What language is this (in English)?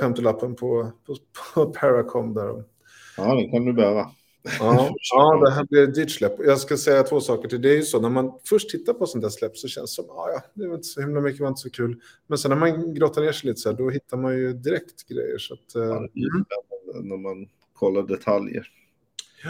Swedish